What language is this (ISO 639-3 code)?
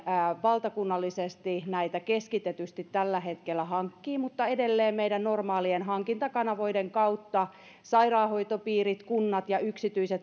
fin